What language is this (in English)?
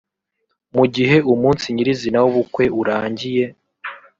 Kinyarwanda